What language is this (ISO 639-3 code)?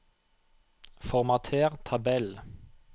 nor